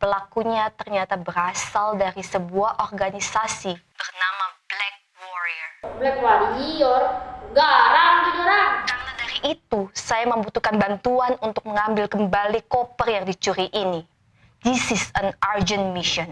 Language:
Indonesian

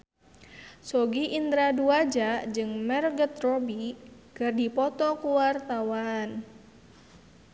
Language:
Sundanese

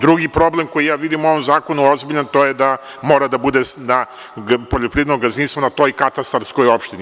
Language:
Serbian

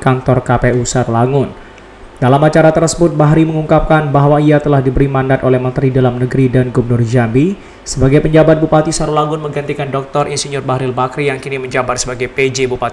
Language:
Indonesian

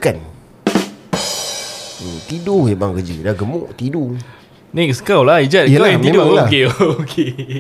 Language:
Malay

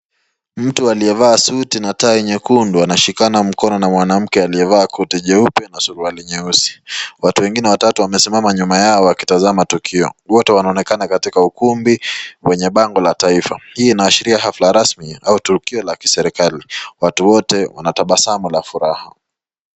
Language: Swahili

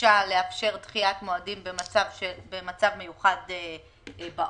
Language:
Hebrew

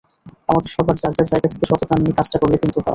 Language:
Bangla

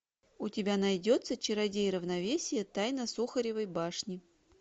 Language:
Russian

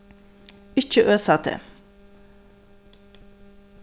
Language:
Faroese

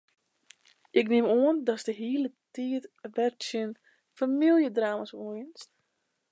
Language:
Western Frisian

